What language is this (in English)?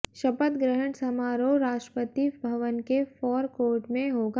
Hindi